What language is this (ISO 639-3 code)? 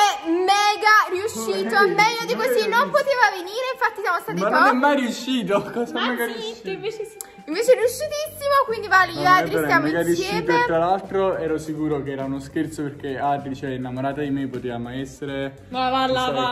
ita